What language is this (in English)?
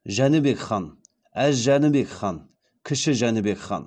Kazakh